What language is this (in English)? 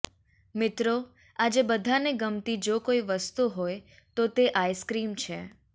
Gujarati